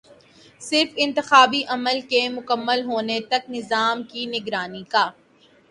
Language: Urdu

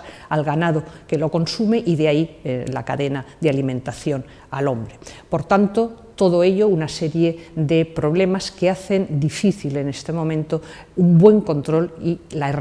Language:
Spanish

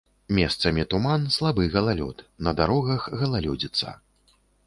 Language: Belarusian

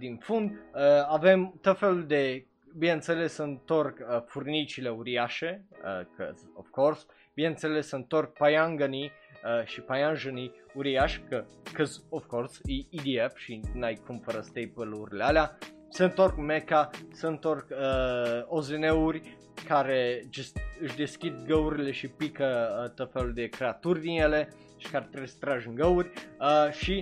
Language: Romanian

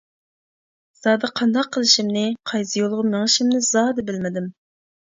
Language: Uyghur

